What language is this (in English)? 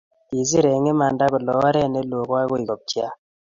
Kalenjin